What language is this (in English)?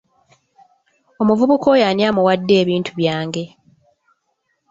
Ganda